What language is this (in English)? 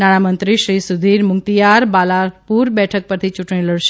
Gujarati